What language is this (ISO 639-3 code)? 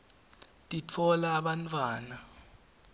ssw